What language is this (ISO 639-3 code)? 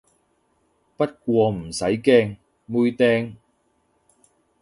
yue